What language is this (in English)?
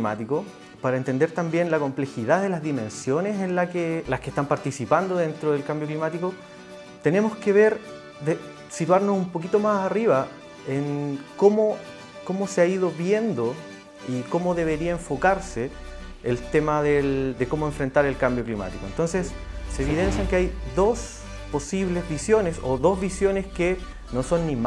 Spanish